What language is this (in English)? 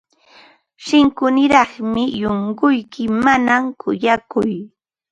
Ambo-Pasco Quechua